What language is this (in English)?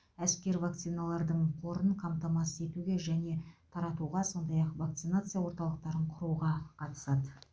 Kazakh